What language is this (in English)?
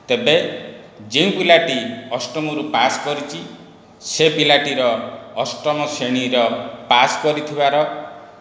Odia